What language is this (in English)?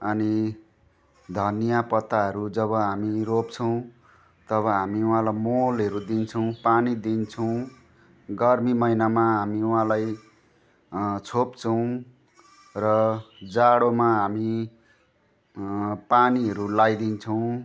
Nepali